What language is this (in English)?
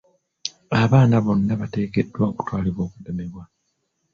Ganda